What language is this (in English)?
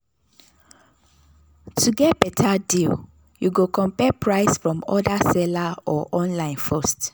Nigerian Pidgin